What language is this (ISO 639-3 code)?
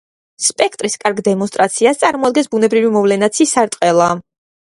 kat